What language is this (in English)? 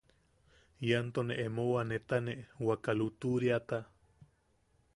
Yaqui